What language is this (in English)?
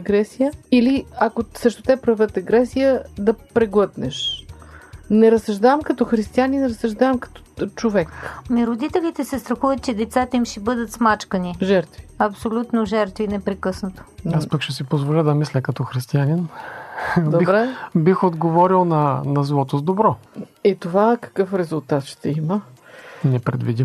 Bulgarian